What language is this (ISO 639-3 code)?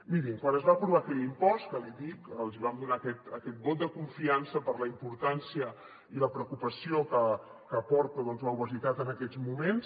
cat